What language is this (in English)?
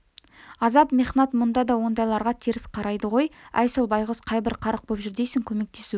Kazakh